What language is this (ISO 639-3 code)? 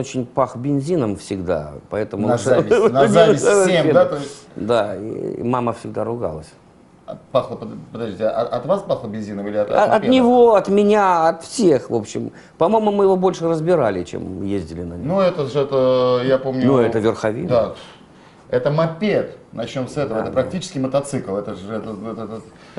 rus